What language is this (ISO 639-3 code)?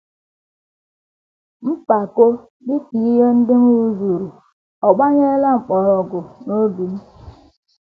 ibo